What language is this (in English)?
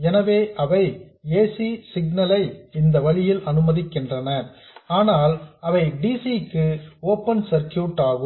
Tamil